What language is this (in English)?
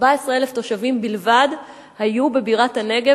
Hebrew